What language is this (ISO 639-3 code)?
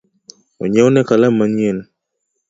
luo